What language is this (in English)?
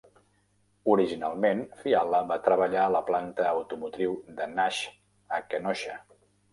Catalan